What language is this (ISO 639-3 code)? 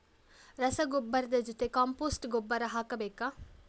kan